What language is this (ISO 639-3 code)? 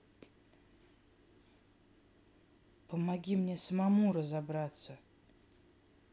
rus